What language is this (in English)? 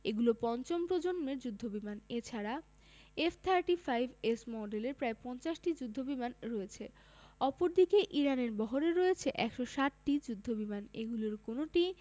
Bangla